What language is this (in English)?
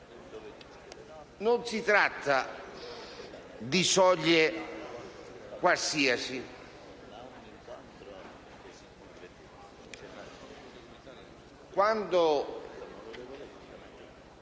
Italian